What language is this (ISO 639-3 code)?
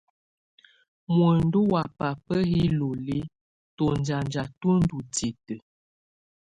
tvu